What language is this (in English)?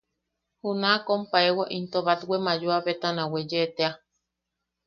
Yaqui